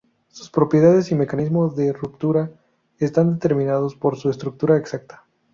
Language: Spanish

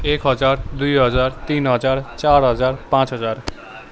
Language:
Nepali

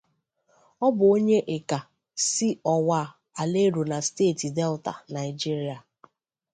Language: Igbo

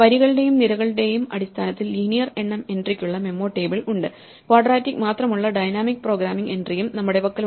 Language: Malayalam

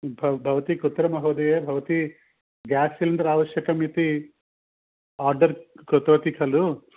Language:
Sanskrit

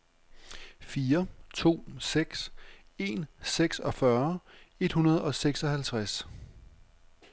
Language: Danish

